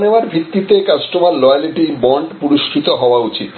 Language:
Bangla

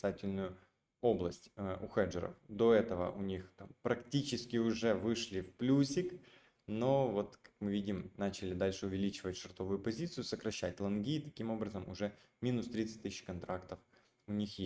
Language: Russian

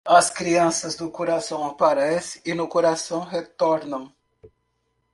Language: Portuguese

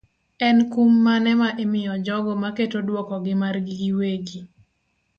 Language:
Luo (Kenya and Tanzania)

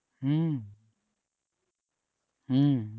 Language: Bangla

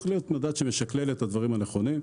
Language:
Hebrew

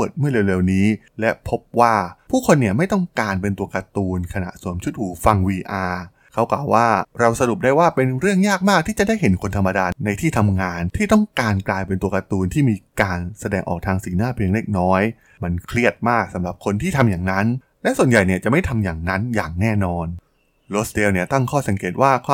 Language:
Thai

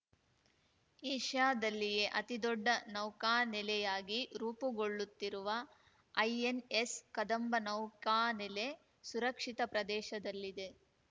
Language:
Kannada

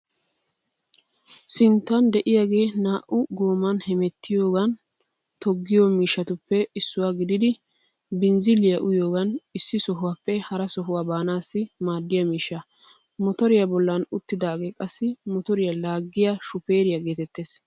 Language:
Wolaytta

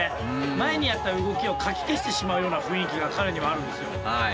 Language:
Japanese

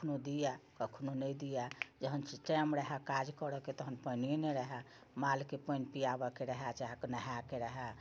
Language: Maithili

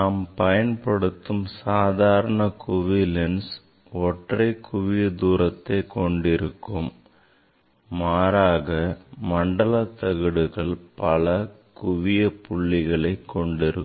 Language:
Tamil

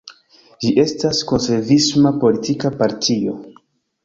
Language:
Esperanto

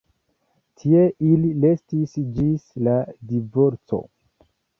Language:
Esperanto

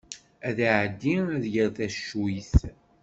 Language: Kabyle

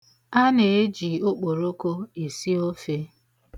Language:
Igbo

